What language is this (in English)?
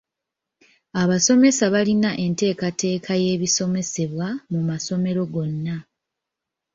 Ganda